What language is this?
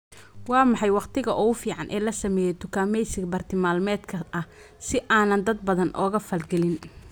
Somali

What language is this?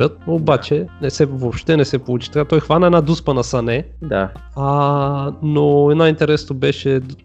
Bulgarian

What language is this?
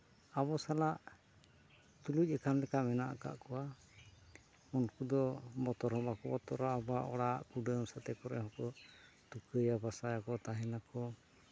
Santali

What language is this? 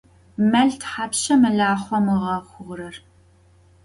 Adyghe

